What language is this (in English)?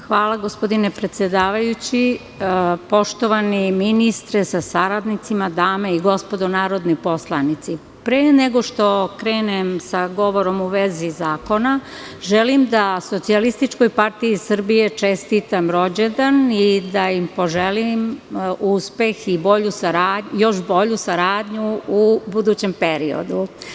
Serbian